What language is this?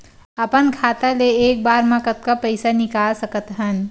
Chhattisgarhi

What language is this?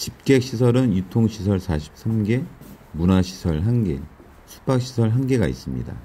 Korean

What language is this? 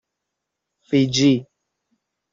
Persian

